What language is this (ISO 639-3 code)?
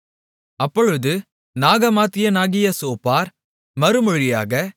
tam